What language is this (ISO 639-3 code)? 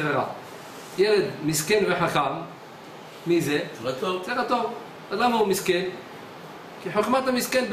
heb